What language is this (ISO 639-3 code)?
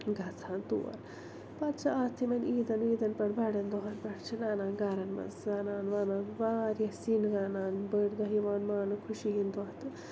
kas